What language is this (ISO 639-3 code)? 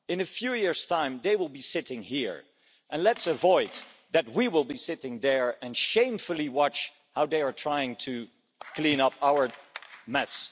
eng